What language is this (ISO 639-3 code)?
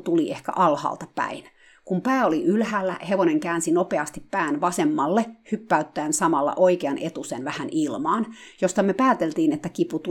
fin